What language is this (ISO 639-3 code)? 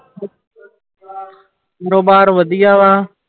pan